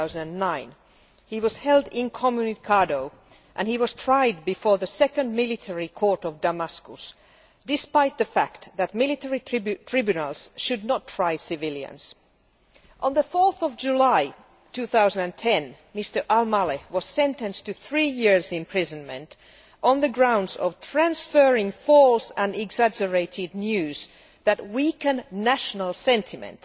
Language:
English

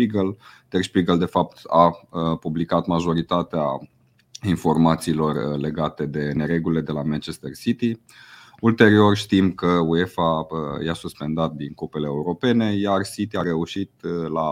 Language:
Romanian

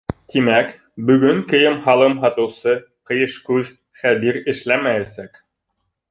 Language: Bashkir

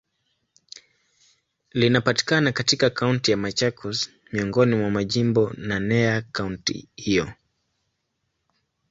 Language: Swahili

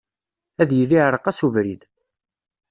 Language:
Kabyle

